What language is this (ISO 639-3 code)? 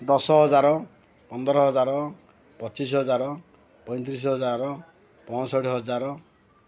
ori